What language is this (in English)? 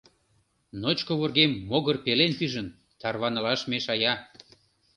Mari